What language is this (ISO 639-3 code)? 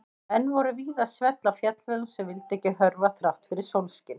isl